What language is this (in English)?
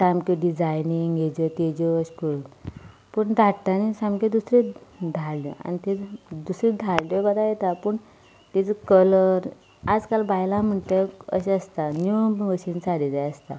Konkani